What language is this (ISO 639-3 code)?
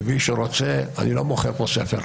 heb